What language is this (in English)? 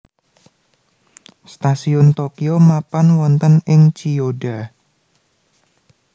Javanese